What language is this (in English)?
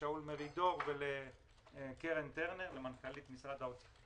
Hebrew